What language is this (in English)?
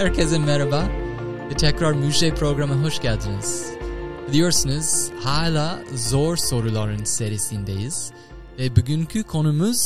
Turkish